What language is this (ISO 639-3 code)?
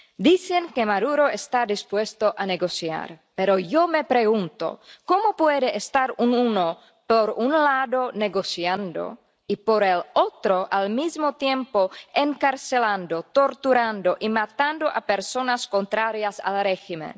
spa